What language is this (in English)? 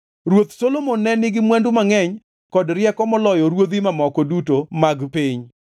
Luo (Kenya and Tanzania)